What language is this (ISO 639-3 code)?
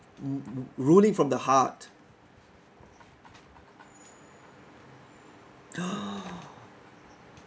eng